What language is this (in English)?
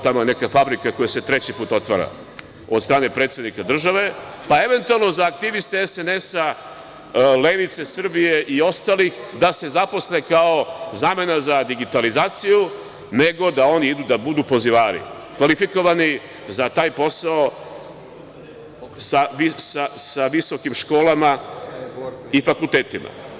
Serbian